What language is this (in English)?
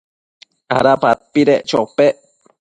Matsés